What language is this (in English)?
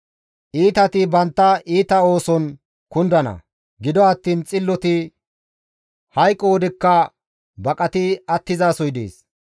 Gamo